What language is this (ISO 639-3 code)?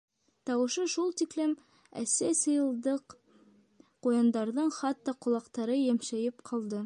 bak